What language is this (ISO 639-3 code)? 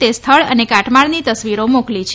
guj